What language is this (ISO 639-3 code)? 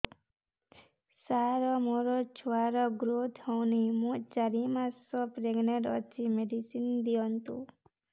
ori